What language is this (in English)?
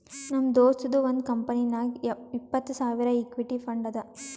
Kannada